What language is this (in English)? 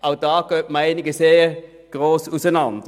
Swiss German